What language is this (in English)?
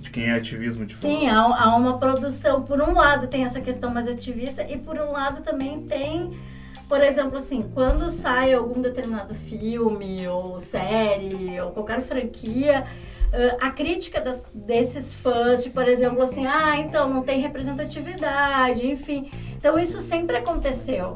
Portuguese